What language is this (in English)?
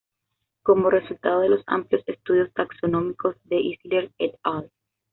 Spanish